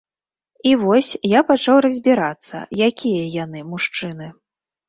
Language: Belarusian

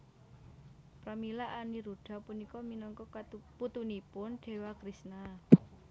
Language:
Javanese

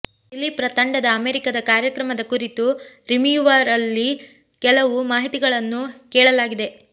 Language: Kannada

